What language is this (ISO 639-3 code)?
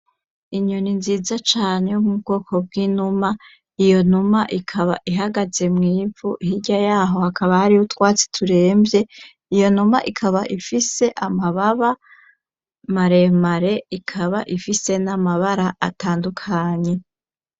run